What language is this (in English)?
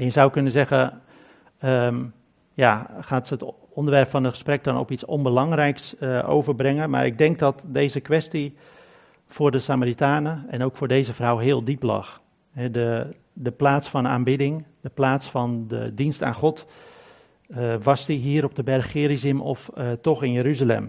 Dutch